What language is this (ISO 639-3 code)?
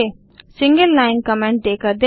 hin